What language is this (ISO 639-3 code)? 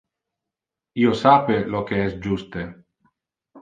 ina